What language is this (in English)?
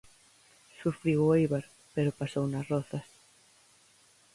Galician